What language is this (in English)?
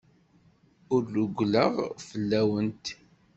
Kabyle